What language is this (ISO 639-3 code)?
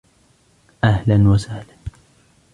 ara